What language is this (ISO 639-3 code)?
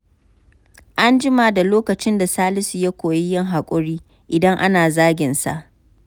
hau